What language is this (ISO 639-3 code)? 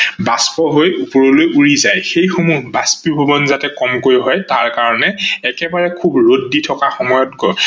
asm